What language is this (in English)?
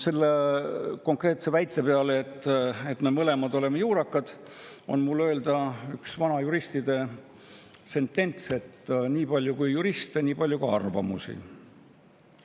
Estonian